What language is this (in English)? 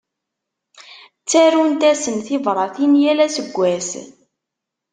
Kabyle